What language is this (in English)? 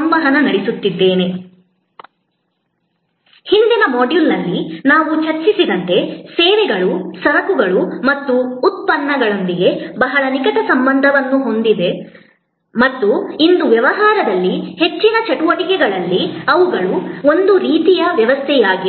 Kannada